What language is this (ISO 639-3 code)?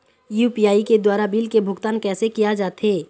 hne